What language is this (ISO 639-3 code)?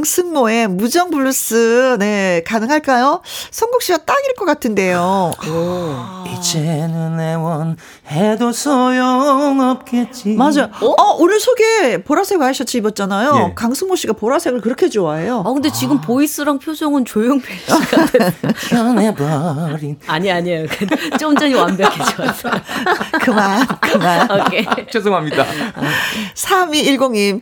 kor